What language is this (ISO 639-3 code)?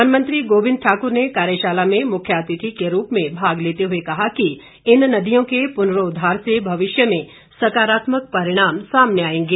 hin